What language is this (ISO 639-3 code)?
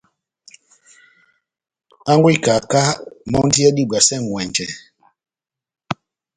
bnm